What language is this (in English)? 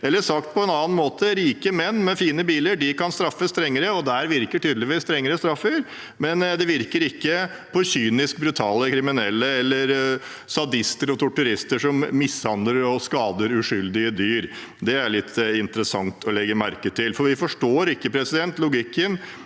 Norwegian